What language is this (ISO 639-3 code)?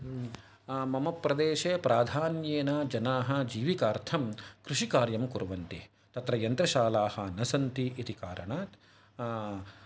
san